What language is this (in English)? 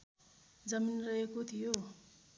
Nepali